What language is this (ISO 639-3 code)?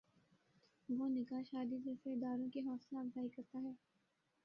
urd